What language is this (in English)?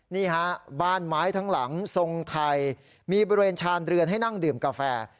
Thai